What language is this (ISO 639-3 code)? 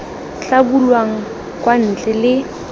tsn